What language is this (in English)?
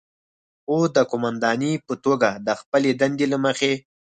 Pashto